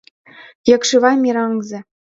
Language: Mari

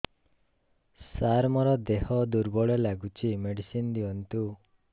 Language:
Odia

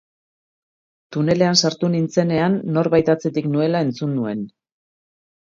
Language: Basque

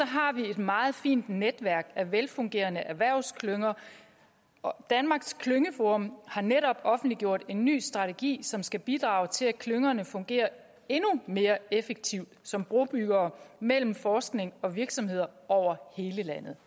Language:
Danish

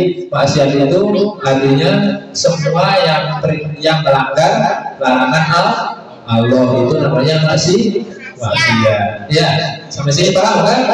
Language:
Indonesian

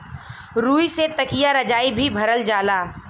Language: Bhojpuri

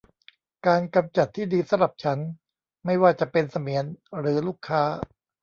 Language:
Thai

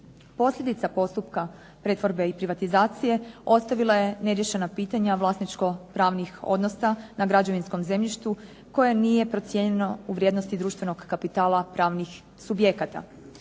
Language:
Croatian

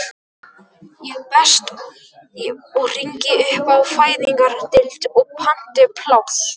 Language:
Icelandic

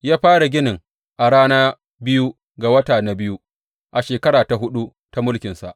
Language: Hausa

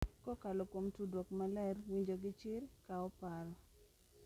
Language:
Luo (Kenya and Tanzania)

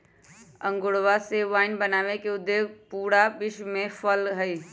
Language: Magahi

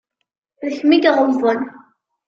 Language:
Kabyle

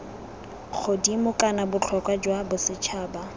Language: Tswana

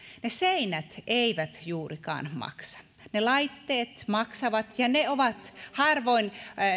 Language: Finnish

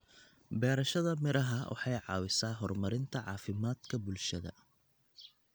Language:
Somali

